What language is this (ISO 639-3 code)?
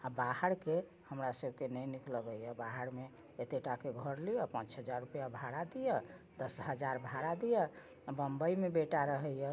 mai